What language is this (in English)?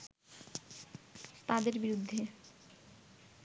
Bangla